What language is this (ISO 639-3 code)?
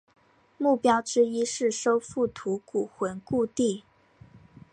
zho